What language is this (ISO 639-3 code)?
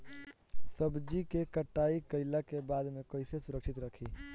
bho